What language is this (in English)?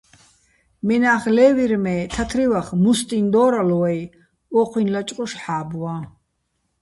Bats